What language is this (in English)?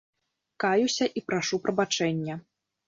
Belarusian